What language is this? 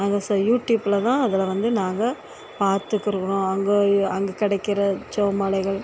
Tamil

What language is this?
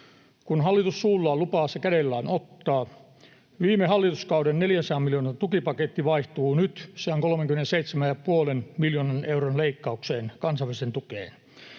Finnish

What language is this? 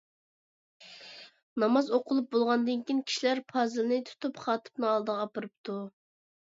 Uyghur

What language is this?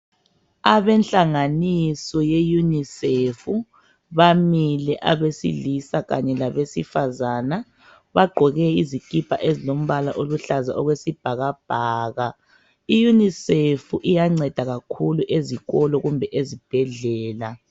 North Ndebele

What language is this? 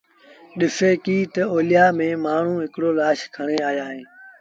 Sindhi Bhil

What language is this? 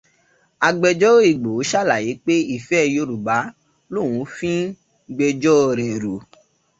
Yoruba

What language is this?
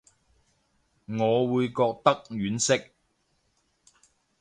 Cantonese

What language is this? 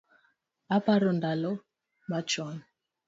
Luo (Kenya and Tanzania)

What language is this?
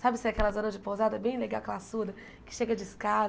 Portuguese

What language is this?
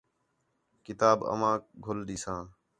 Khetrani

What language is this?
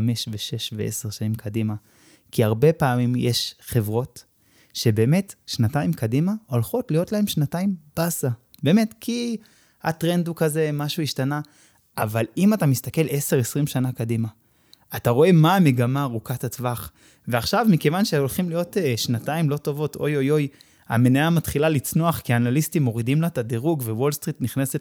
Hebrew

